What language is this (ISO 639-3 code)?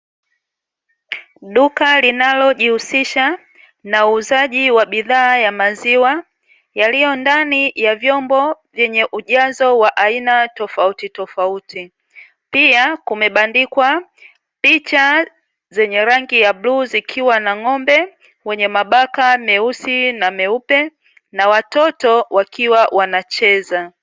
swa